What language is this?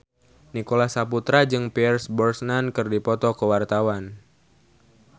Sundanese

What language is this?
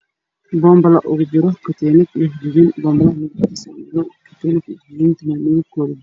Somali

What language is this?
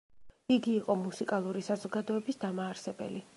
Georgian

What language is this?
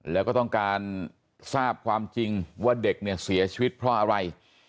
Thai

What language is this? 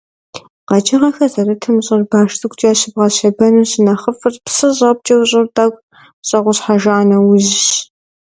Kabardian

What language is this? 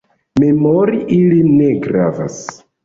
Esperanto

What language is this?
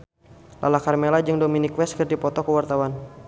Sundanese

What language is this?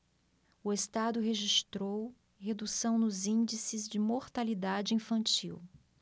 Portuguese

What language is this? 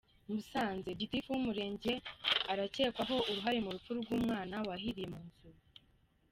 Kinyarwanda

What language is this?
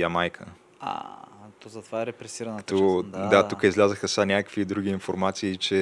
Bulgarian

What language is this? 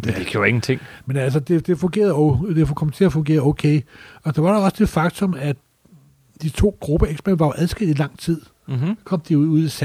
Danish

